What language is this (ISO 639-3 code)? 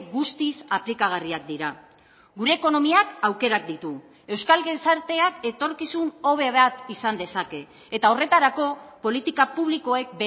eus